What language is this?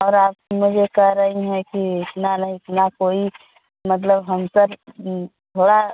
Hindi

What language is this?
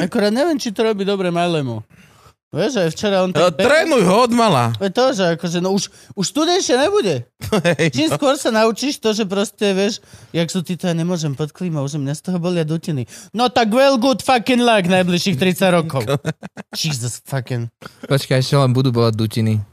Slovak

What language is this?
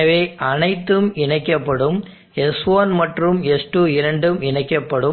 Tamil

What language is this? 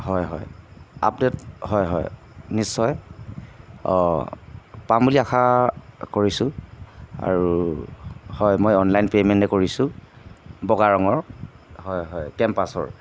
Assamese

